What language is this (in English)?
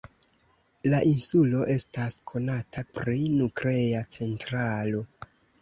Esperanto